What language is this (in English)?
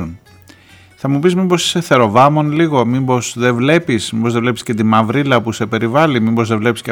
Greek